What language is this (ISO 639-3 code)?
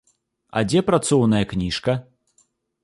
bel